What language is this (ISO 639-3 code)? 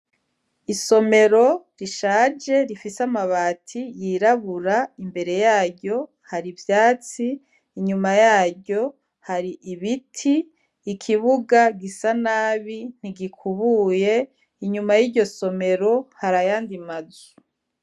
run